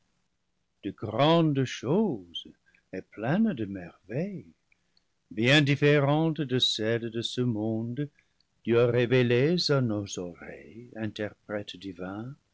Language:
French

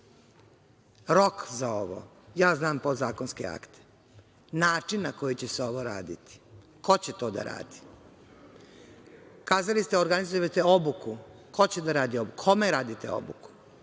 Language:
Serbian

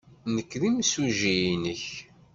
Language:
Kabyle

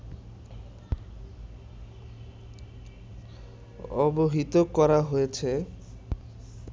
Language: Bangla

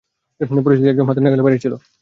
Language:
Bangla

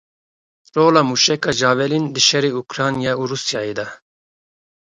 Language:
Kurdish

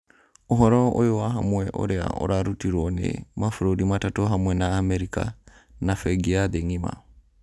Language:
Kikuyu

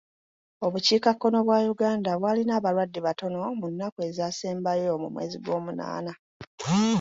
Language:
Ganda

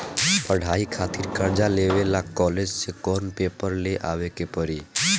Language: Bhojpuri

